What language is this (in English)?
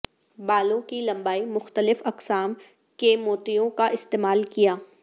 Urdu